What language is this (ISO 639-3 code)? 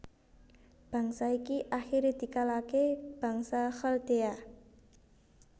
jav